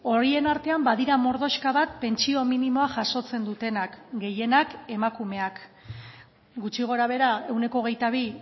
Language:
Basque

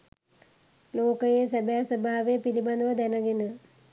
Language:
Sinhala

